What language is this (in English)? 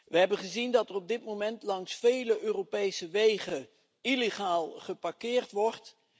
Dutch